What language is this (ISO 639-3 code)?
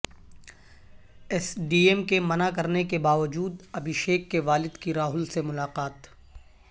urd